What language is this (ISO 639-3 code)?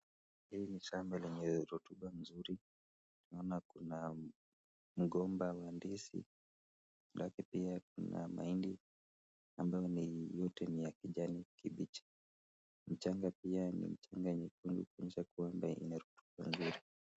swa